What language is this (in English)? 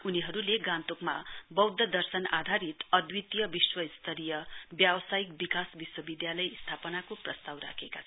Nepali